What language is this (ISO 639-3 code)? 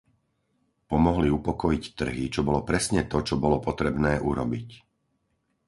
slk